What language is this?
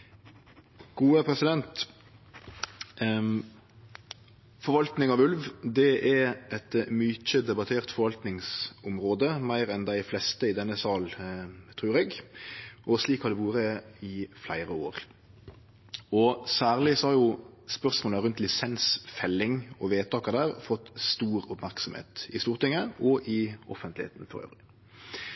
Norwegian Nynorsk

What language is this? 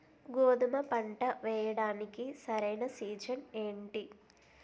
Telugu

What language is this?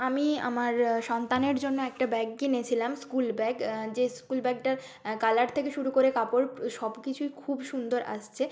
Bangla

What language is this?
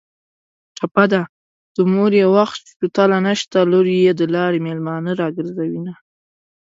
Pashto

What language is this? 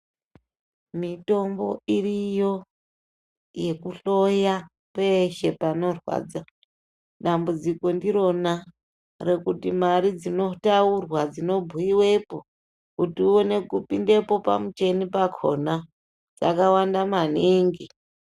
Ndau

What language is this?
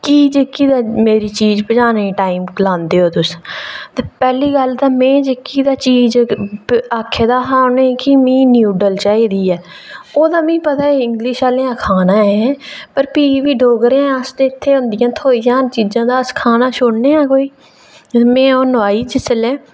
Dogri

